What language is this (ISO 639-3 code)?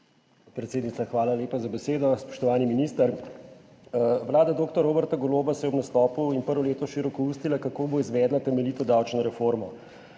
slv